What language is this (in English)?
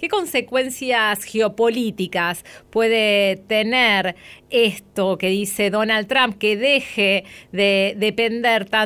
Spanish